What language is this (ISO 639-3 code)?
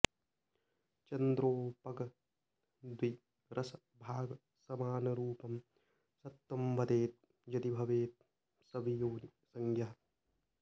san